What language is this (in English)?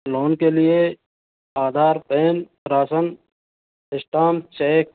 Hindi